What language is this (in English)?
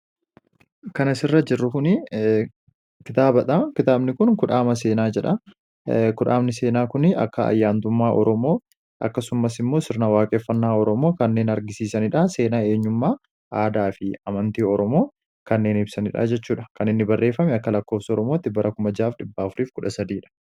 Oromo